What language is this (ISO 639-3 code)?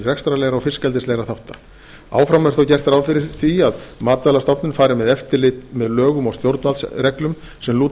isl